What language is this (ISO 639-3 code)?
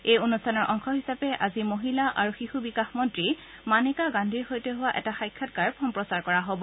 asm